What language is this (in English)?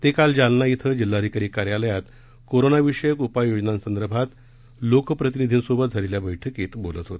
Marathi